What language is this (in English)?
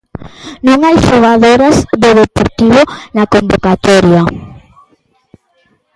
Galician